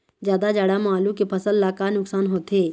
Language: Chhattisgarhi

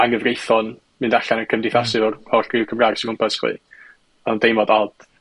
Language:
Welsh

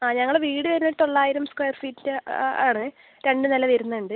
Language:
Malayalam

